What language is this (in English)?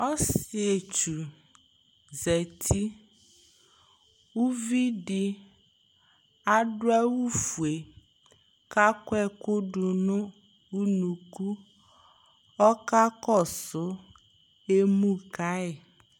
Ikposo